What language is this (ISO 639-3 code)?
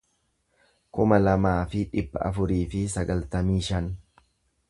orm